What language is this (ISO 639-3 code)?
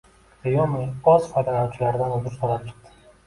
uzb